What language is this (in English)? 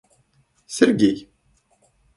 Russian